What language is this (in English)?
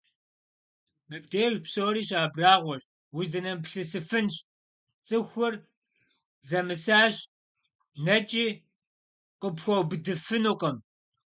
Kabardian